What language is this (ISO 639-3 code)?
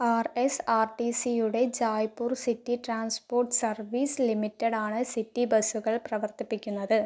mal